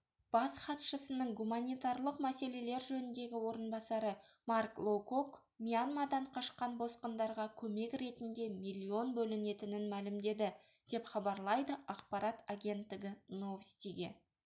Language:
Kazakh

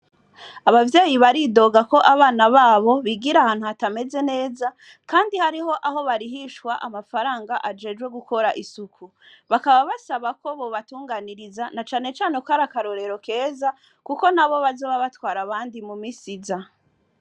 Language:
Rundi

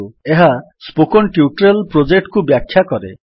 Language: Odia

